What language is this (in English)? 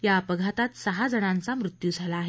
Marathi